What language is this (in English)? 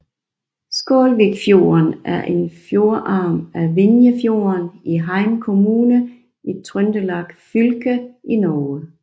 Danish